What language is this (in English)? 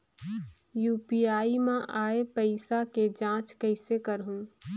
Chhattisgarhi